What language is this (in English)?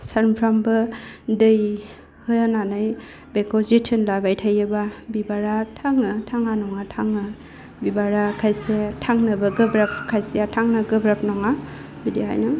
Bodo